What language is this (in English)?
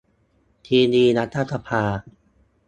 Thai